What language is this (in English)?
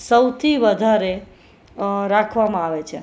Gujarati